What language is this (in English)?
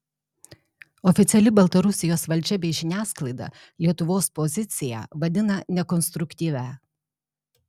Lithuanian